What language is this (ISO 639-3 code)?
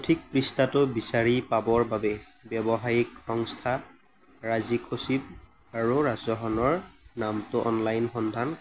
asm